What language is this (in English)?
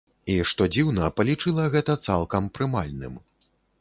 Belarusian